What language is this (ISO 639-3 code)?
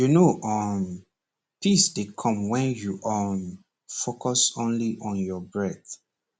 pcm